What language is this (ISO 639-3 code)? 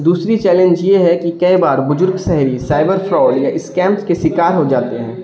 urd